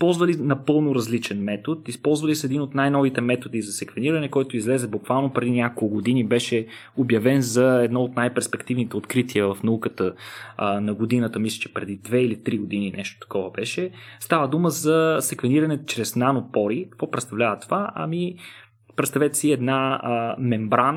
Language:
Bulgarian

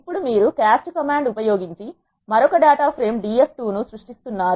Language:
Telugu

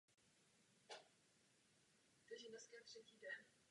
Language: Czech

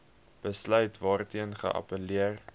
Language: Afrikaans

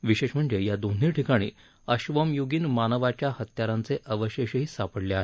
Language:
Marathi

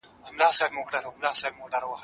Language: Pashto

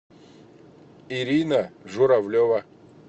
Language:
Russian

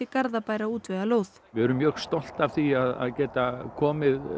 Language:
Icelandic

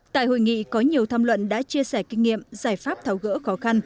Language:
Vietnamese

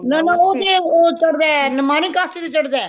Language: Punjabi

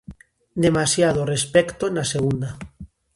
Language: Galician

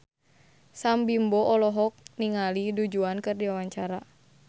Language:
Sundanese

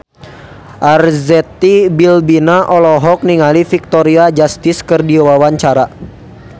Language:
Sundanese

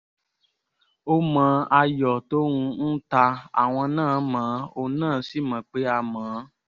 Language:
Yoruba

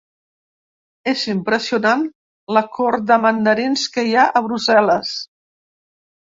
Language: Catalan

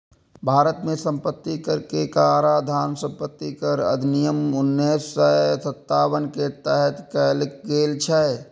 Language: Maithili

